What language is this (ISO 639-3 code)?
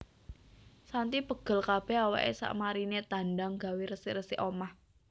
jav